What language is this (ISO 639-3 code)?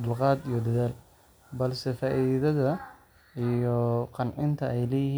som